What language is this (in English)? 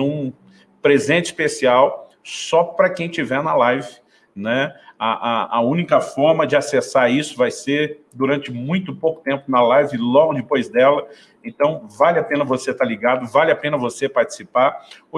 Portuguese